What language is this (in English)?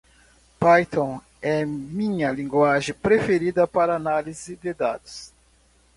Portuguese